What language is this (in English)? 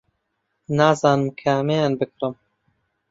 Central Kurdish